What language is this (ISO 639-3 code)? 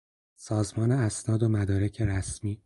fas